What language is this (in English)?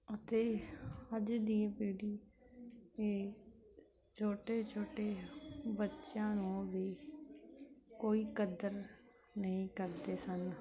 Punjabi